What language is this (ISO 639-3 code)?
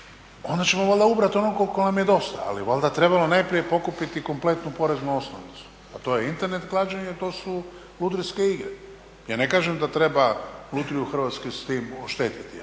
hrv